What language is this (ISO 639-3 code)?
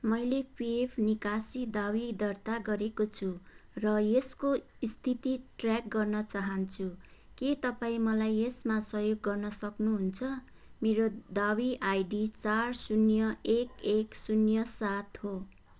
nep